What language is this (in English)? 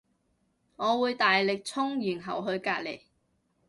Cantonese